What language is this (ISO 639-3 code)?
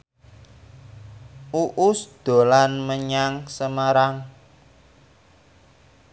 jav